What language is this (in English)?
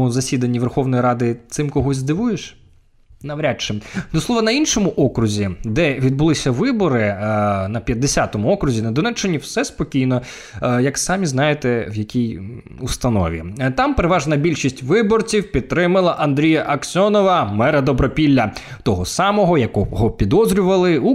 Ukrainian